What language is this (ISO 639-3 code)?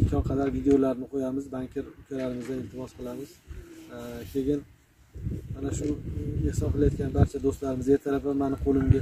tur